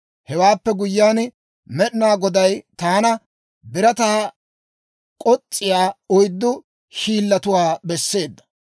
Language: Dawro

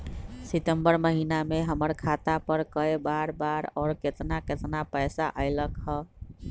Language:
Magahi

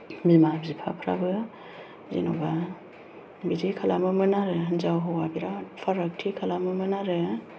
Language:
Bodo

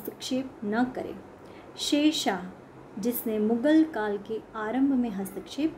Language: Hindi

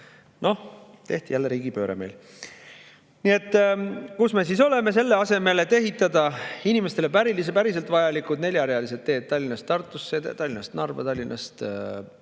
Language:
Estonian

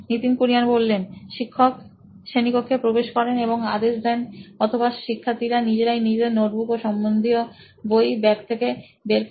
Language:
Bangla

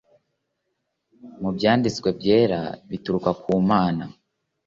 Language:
Kinyarwanda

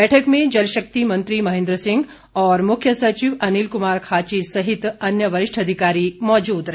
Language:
Hindi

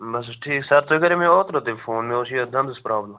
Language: Kashmiri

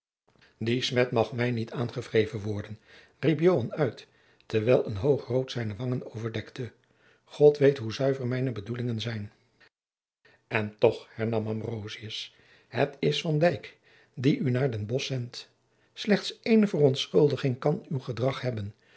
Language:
Dutch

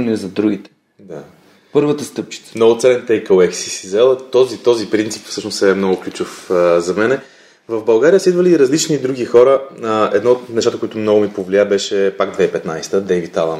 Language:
Bulgarian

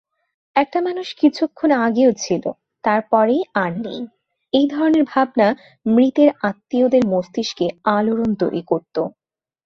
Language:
Bangla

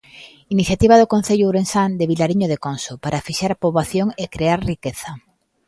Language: Galician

